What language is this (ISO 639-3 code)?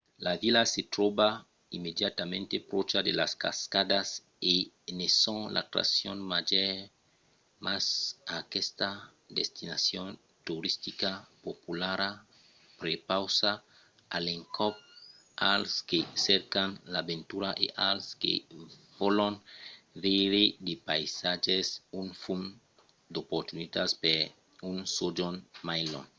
oci